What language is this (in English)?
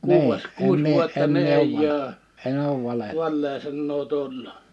Finnish